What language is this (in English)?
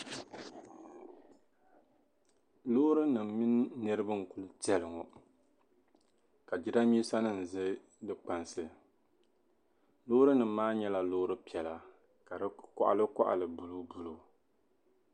Dagbani